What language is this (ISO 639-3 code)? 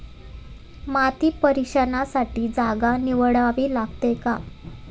mar